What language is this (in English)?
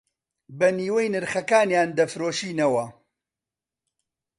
Central Kurdish